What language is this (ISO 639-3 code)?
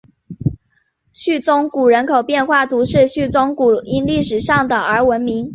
zho